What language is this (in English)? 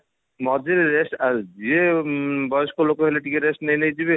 Odia